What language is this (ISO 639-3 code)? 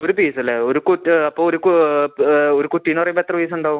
mal